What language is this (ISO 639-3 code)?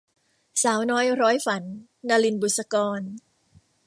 tha